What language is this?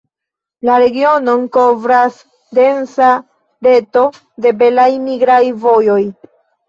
Esperanto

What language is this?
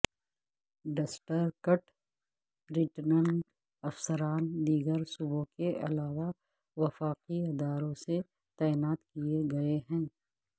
Urdu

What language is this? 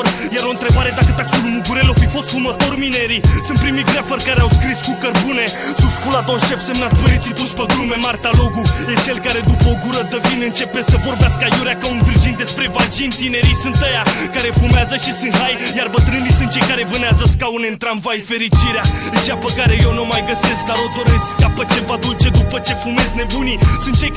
Romanian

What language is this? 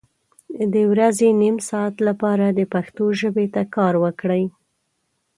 Pashto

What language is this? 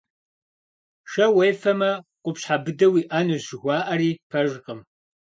Kabardian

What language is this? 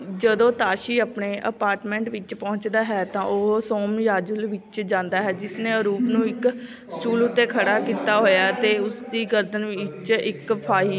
Punjabi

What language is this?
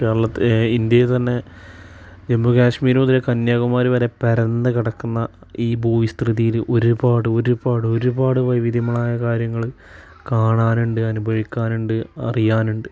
Malayalam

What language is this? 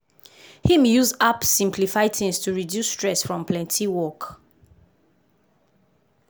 Nigerian Pidgin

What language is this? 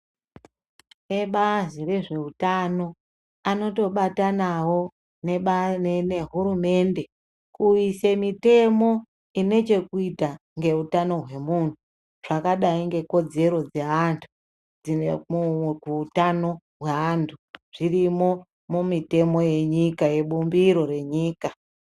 Ndau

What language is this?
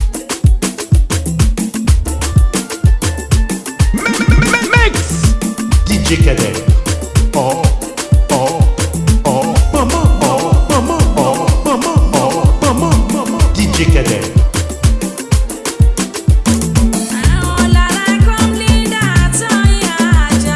Indonesian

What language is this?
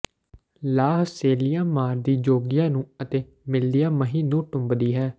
Punjabi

